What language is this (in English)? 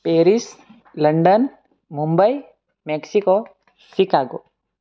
Gujarati